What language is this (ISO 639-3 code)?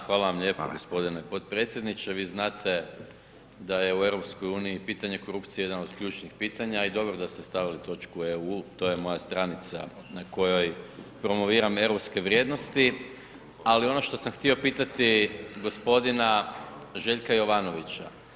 hrv